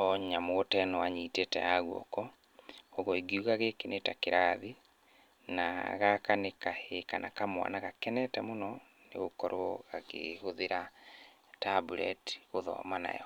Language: Kikuyu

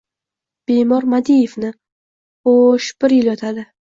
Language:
Uzbek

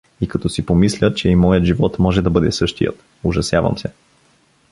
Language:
Bulgarian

